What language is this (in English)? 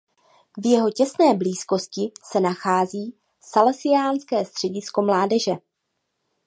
Czech